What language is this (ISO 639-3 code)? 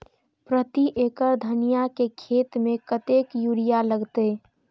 mai